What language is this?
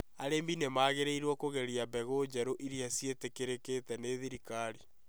Kikuyu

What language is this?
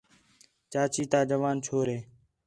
Khetrani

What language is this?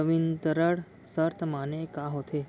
Chhattisgarhi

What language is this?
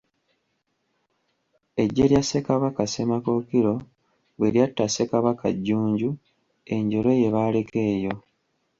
Ganda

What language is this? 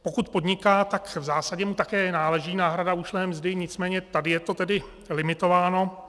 Czech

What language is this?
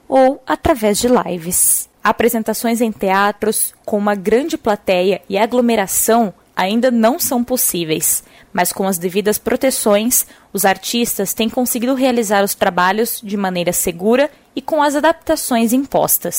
Portuguese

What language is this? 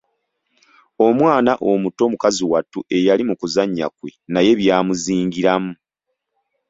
Ganda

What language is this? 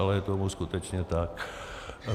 Czech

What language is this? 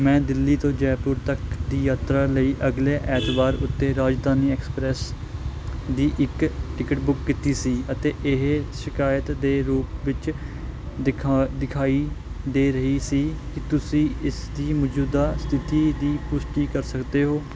Punjabi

